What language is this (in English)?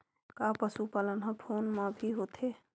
Chhattisgarhi